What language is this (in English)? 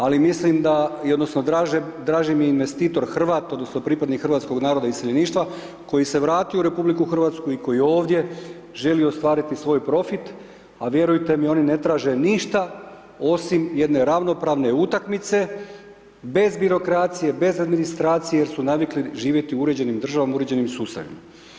Croatian